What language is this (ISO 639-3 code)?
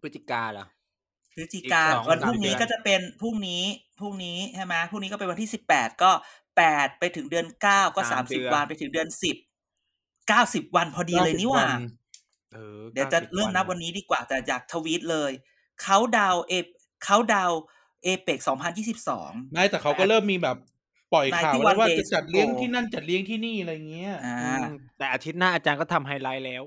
tha